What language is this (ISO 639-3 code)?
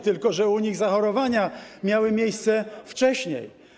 pol